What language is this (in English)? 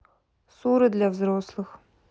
Russian